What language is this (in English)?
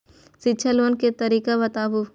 Maithili